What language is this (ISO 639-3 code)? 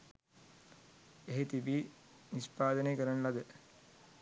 sin